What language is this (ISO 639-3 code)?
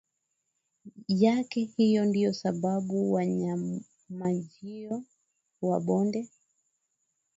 swa